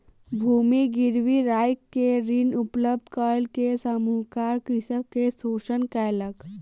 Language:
Maithili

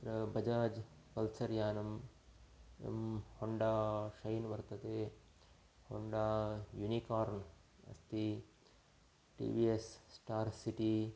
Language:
Sanskrit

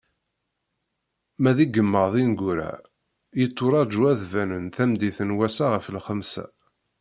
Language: Kabyle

